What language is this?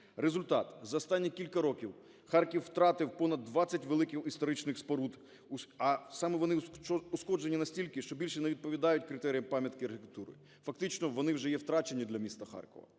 Ukrainian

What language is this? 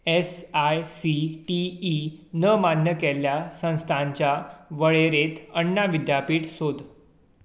Konkani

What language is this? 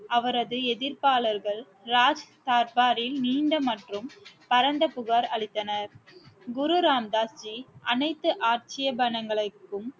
Tamil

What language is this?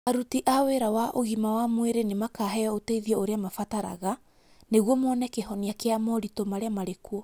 Kikuyu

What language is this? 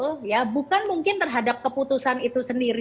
Indonesian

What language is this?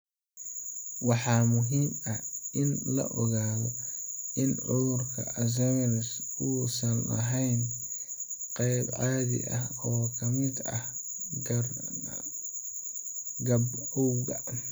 Somali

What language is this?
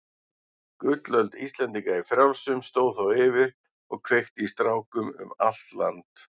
Icelandic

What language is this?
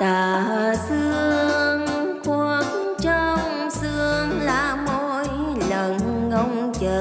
Vietnamese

